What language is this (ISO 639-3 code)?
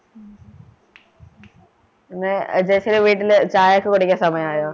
mal